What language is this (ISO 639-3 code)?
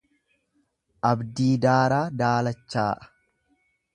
orm